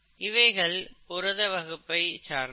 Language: Tamil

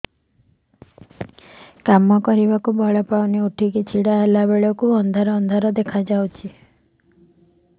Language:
Odia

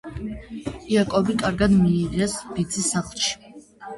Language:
Georgian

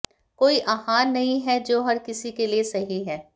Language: Hindi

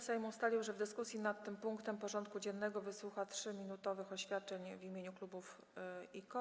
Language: Polish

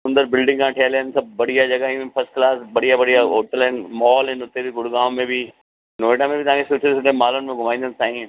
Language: Sindhi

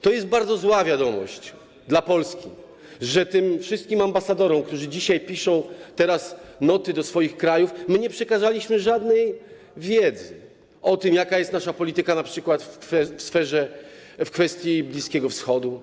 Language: Polish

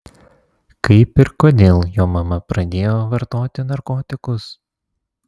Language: Lithuanian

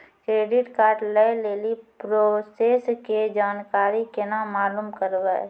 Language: Maithili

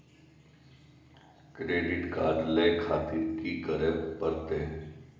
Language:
Maithili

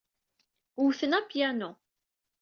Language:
Kabyle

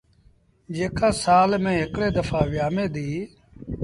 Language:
Sindhi Bhil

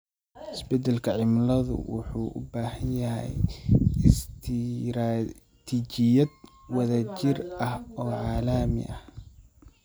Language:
Somali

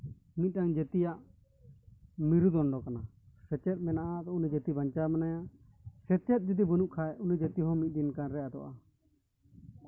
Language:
Santali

